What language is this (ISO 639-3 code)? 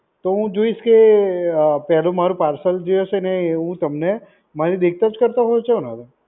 guj